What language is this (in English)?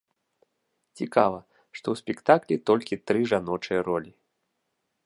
Belarusian